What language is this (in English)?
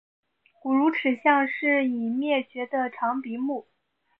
Chinese